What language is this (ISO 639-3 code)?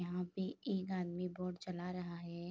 hin